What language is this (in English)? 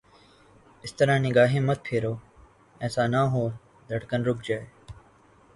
Urdu